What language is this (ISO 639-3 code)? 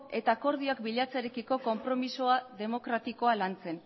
eus